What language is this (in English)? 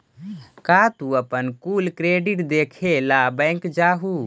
Magahi